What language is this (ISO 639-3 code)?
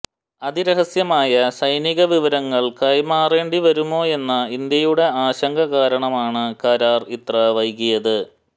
mal